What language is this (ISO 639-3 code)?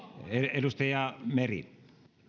fin